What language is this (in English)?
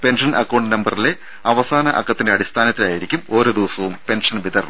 Malayalam